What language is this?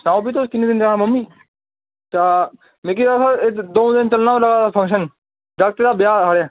Dogri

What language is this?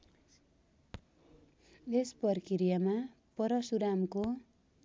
Nepali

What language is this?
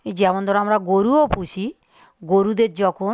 Bangla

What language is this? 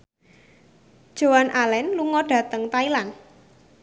Javanese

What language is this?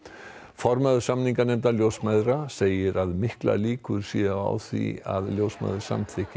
Icelandic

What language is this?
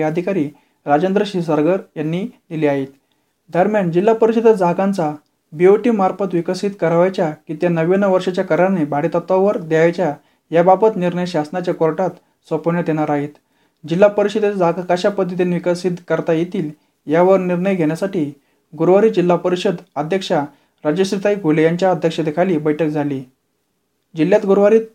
Marathi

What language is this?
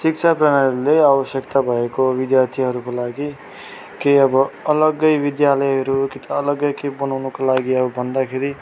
Nepali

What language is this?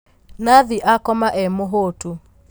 Kikuyu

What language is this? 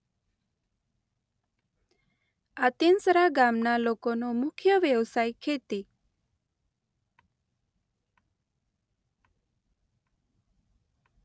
Gujarati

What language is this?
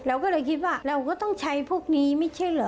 Thai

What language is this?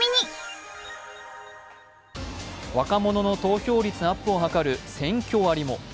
Japanese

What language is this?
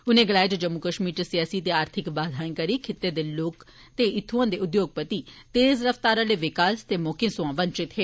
Dogri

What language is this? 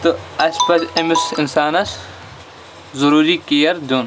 Kashmiri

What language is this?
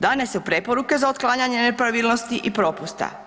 Croatian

